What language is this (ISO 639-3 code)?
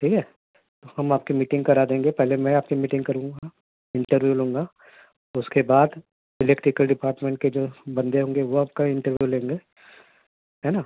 urd